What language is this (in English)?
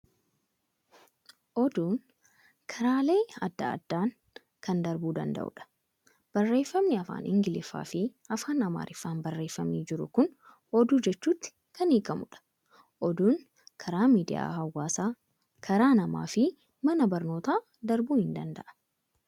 Oromo